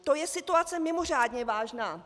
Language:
Czech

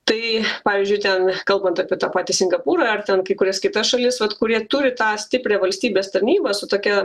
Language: Lithuanian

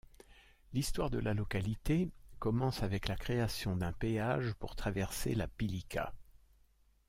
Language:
French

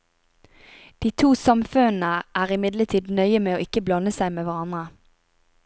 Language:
Norwegian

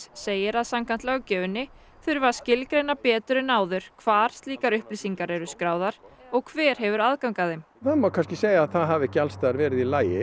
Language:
Icelandic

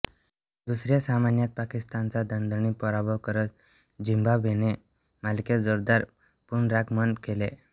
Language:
Marathi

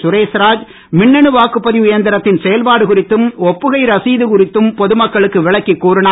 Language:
Tamil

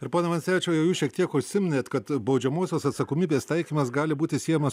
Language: Lithuanian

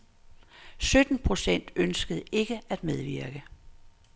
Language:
Danish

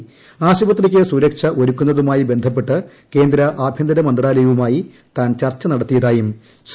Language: Malayalam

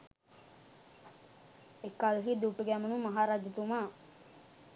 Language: Sinhala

